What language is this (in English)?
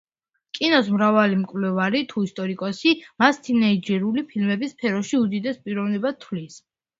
Georgian